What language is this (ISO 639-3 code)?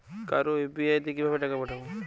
ben